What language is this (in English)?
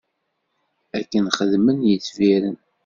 Kabyle